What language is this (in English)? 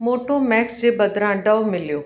Sindhi